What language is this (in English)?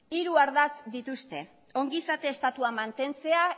Basque